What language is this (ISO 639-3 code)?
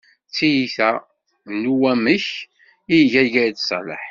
kab